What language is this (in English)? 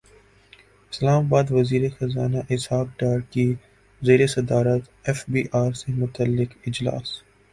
Urdu